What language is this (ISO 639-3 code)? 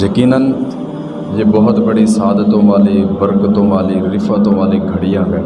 urd